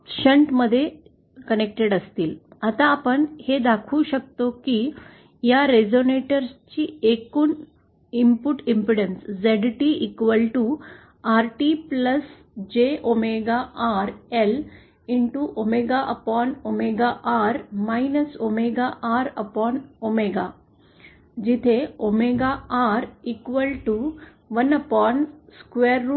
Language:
Marathi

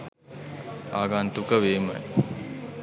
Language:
Sinhala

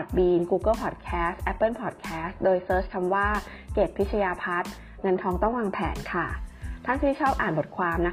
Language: Thai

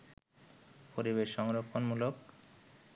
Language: Bangla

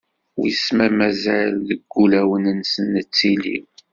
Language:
Kabyle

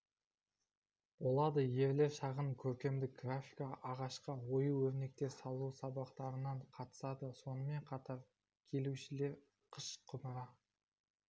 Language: Kazakh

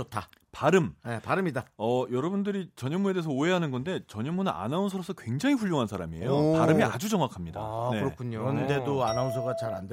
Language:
Korean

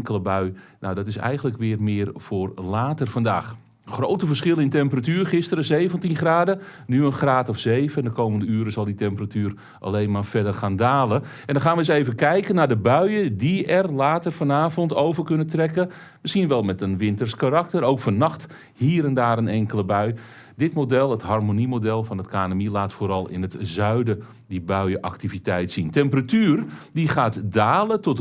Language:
Dutch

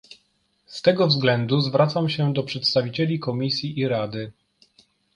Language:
Polish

